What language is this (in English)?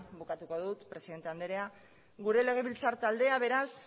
Basque